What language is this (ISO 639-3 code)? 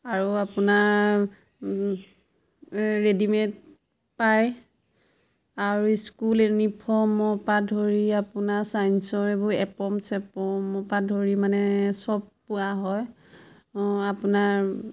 asm